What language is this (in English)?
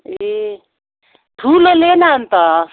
Nepali